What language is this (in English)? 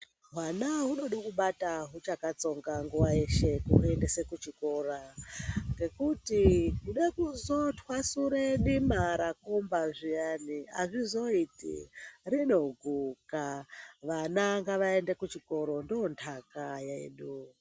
Ndau